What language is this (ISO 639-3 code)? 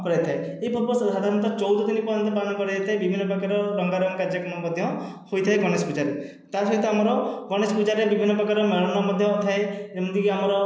ori